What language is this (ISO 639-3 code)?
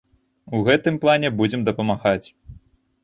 bel